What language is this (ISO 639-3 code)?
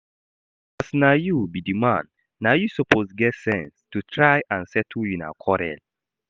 pcm